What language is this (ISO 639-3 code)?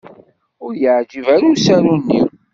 kab